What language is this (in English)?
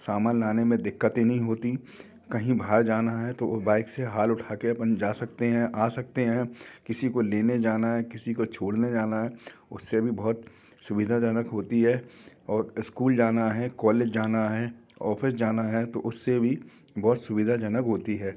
Hindi